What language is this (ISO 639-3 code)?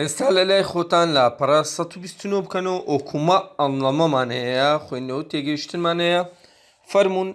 tur